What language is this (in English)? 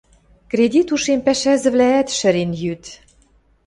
Western Mari